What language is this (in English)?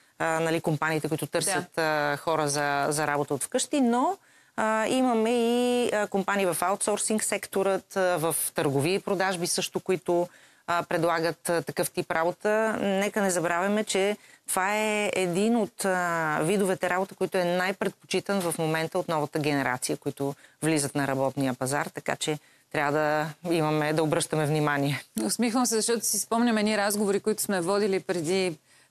Bulgarian